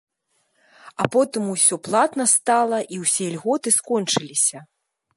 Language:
Belarusian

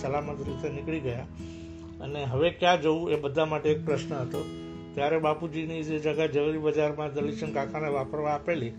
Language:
Gujarati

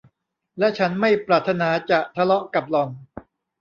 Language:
Thai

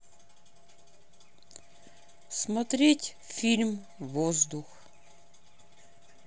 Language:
Russian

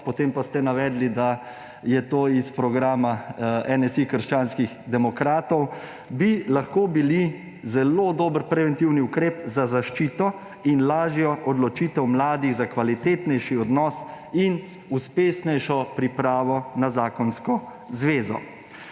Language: Slovenian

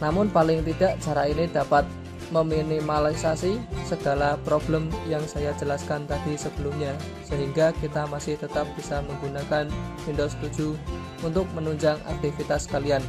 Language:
Indonesian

